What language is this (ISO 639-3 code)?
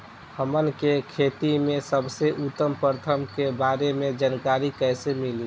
bho